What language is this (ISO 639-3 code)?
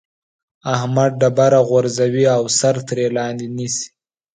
pus